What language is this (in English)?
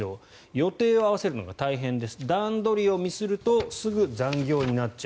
Japanese